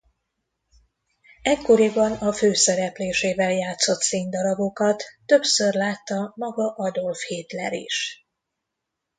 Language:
Hungarian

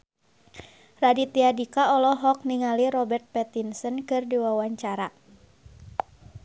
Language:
Sundanese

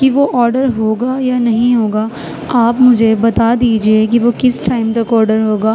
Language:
Urdu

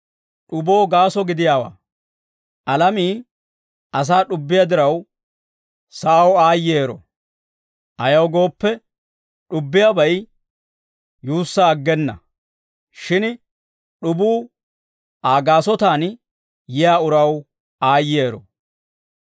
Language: Dawro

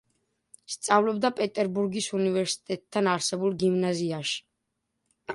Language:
Georgian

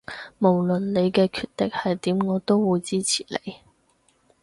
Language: Cantonese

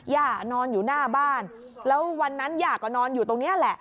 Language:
Thai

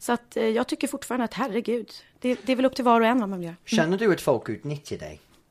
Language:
Swedish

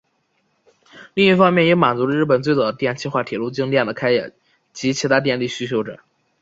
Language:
Chinese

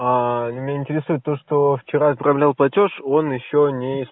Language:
Russian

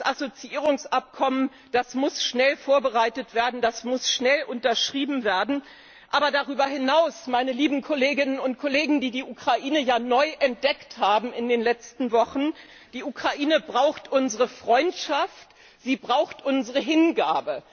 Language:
German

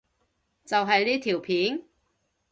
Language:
Cantonese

